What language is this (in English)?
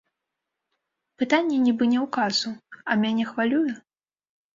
Belarusian